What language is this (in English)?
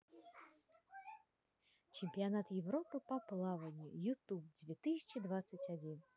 Russian